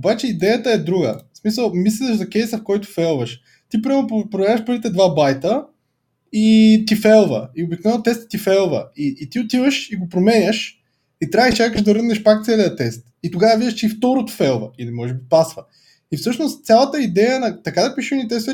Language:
Bulgarian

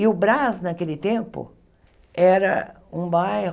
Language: Portuguese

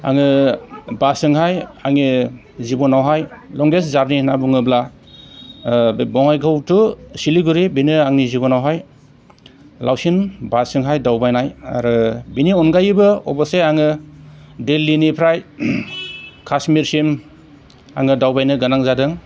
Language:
Bodo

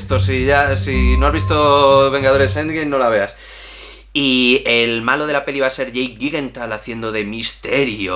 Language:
Spanish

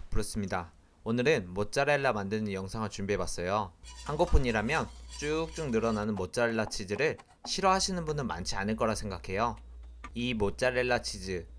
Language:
Korean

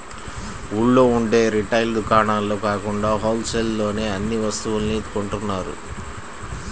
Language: Telugu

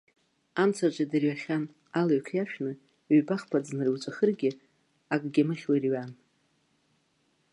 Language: Abkhazian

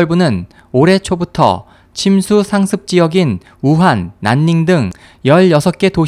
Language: Korean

